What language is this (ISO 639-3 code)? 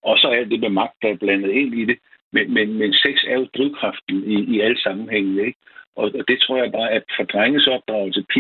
dan